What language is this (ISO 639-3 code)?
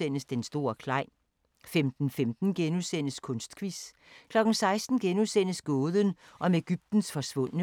dan